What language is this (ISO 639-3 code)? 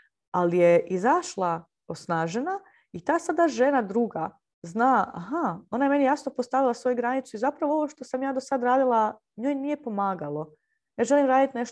hrv